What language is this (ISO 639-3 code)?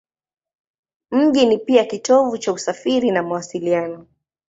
swa